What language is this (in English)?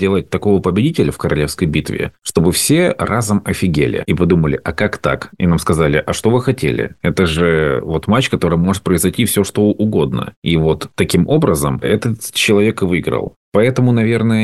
Russian